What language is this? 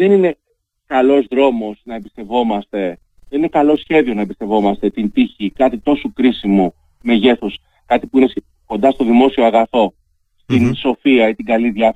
Greek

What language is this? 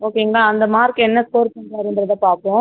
Tamil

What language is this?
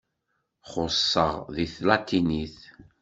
Kabyle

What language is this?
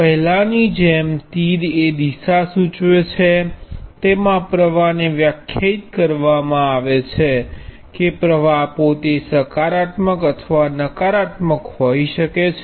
Gujarati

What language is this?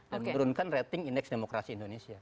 Indonesian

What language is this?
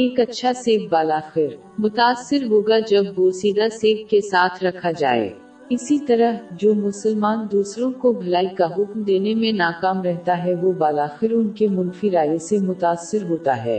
Urdu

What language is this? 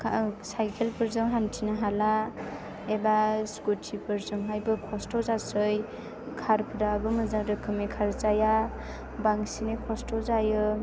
Bodo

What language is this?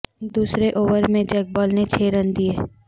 Urdu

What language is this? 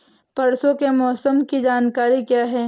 Hindi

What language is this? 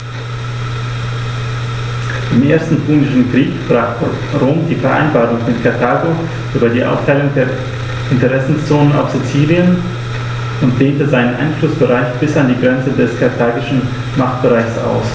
German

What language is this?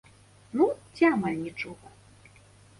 Belarusian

